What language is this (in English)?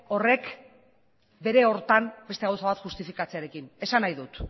Basque